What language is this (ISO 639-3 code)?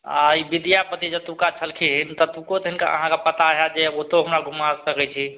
mai